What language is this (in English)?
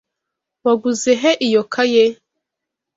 Kinyarwanda